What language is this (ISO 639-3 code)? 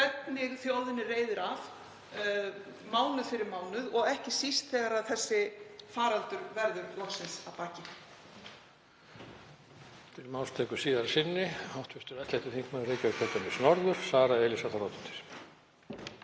isl